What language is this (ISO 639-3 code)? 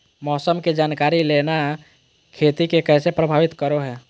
mag